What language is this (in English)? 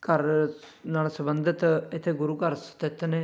Punjabi